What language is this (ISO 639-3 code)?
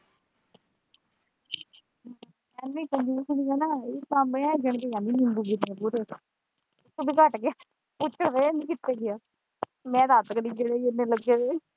pan